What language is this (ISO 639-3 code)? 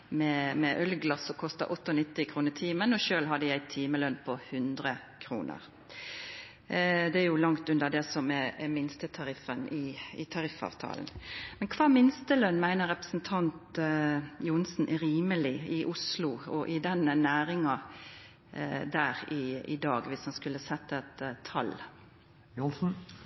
nno